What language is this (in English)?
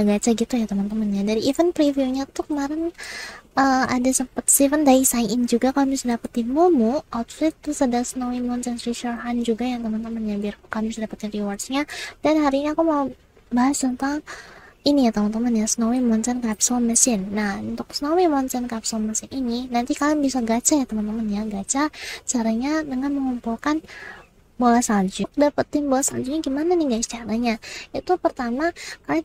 Indonesian